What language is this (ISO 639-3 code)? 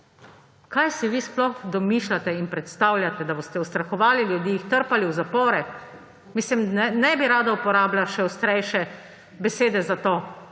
slv